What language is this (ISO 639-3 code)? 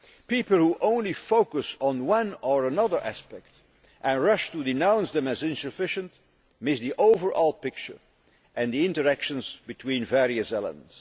eng